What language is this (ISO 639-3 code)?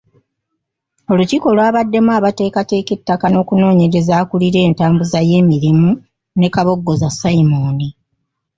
lug